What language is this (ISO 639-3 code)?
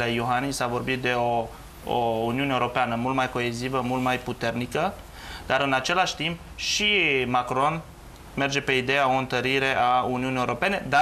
ron